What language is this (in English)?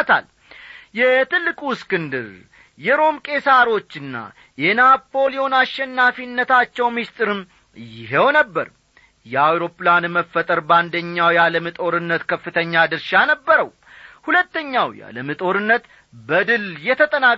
Amharic